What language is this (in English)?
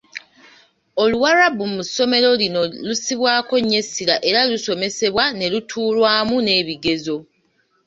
Ganda